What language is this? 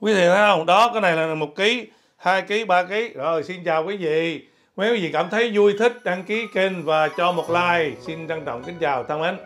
Vietnamese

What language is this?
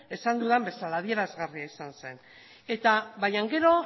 Basque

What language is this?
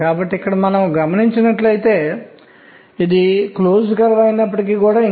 Telugu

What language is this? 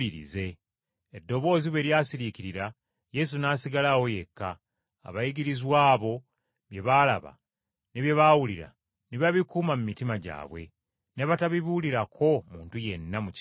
Ganda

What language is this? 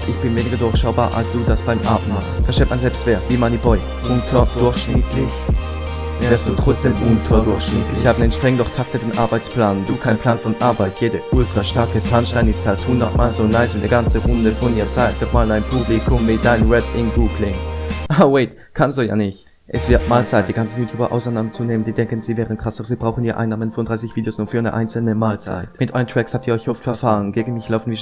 German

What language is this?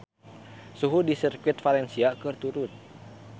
Sundanese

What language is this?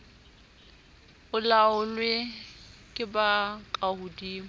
Southern Sotho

